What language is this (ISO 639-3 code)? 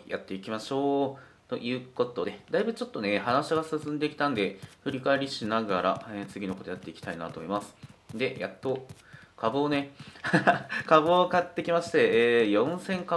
jpn